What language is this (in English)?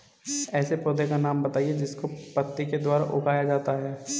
Hindi